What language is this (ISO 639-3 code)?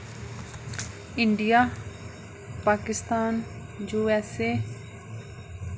doi